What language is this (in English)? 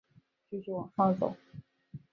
Chinese